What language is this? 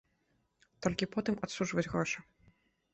Belarusian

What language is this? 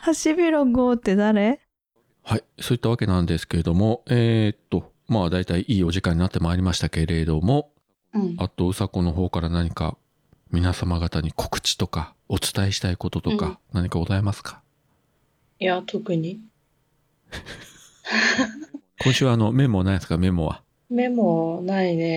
Japanese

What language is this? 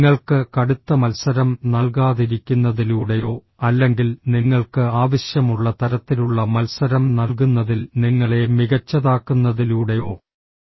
Malayalam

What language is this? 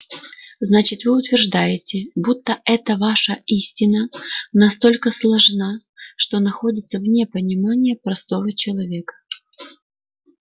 Russian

